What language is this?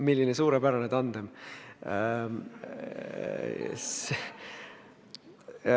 Estonian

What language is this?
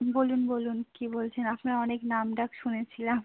Bangla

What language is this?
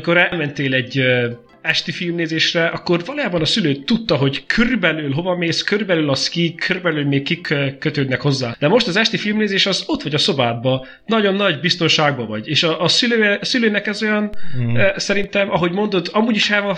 Hungarian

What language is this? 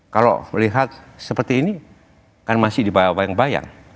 Indonesian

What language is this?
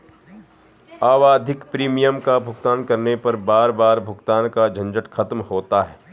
Hindi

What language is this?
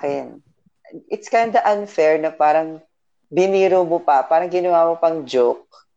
Filipino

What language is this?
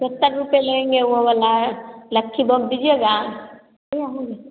Hindi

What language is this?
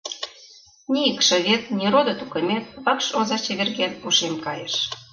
Mari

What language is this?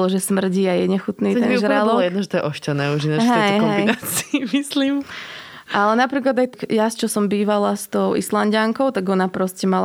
Slovak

